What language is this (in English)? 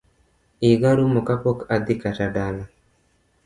Luo (Kenya and Tanzania)